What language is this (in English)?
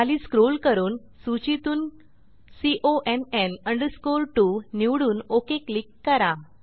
Marathi